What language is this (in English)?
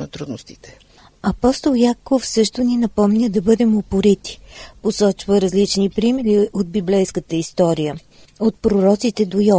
Bulgarian